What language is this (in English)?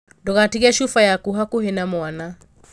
Kikuyu